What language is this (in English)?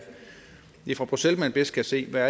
Danish